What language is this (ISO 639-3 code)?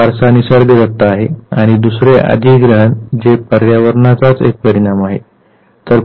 mar